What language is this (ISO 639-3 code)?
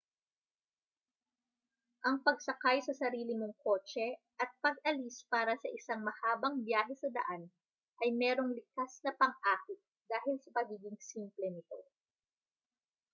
fil